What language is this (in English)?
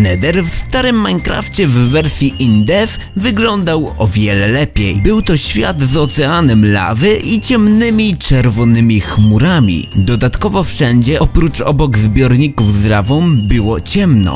Polish